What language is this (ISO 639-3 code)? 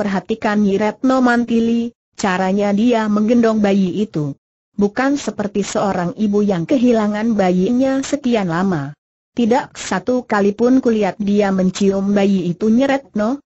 ind